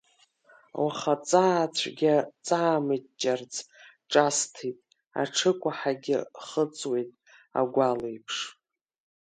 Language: Abkhazian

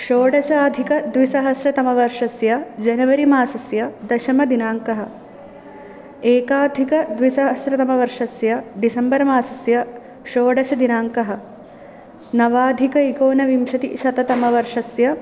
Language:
Sanskrit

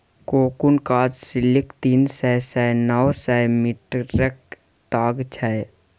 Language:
Maithili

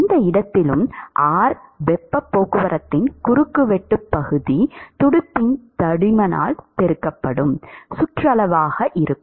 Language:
Tamil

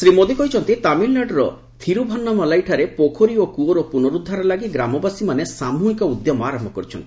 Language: Odia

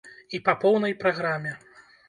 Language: Belarusian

